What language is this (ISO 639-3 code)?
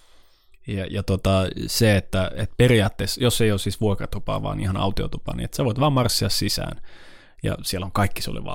fin